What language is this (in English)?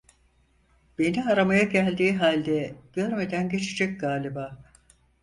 Turkish